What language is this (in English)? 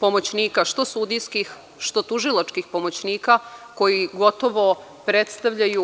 Serbian